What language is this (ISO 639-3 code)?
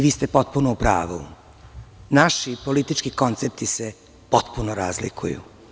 srp